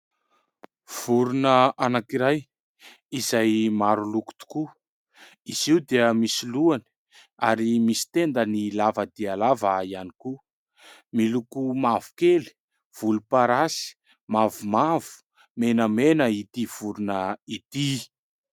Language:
Malagasy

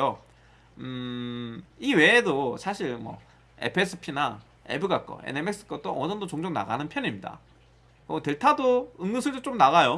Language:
Korean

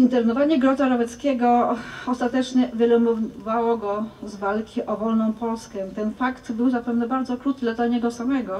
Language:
Polish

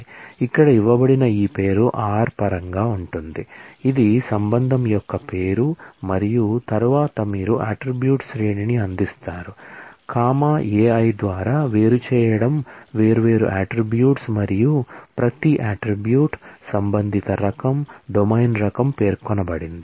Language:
Telugu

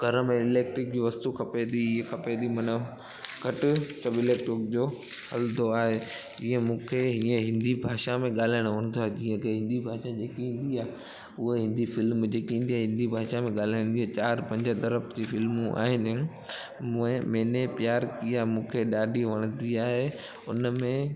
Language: Sindhi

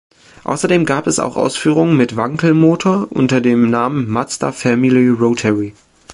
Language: German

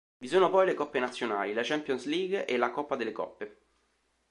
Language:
Italian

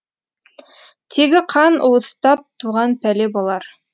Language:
Kazakh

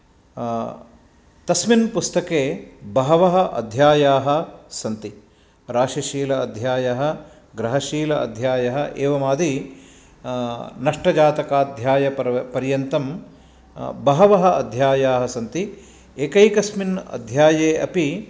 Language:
Sanskrit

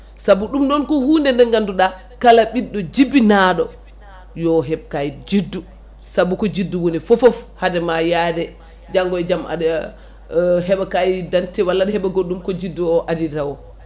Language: Fula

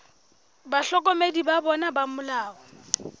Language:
Southern Sotho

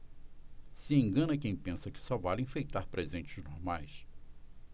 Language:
Portuguese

